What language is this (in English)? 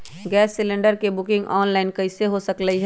Magahi